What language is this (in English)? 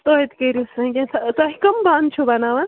Kashmiri